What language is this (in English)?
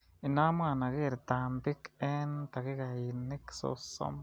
Kalenjin